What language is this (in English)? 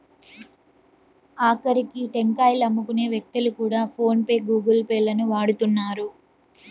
Telugu